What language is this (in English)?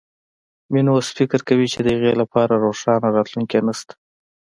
Pashto